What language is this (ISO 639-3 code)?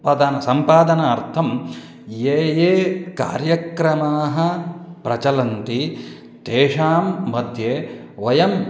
san